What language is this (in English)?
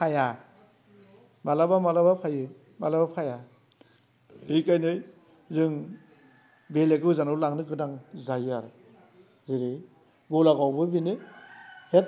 Bodo